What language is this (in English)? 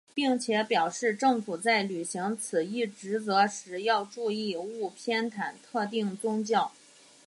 Chinese